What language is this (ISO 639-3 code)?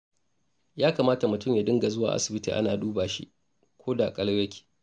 hau